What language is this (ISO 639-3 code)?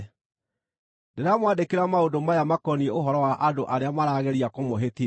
kik